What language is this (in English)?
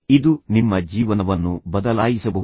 Kannada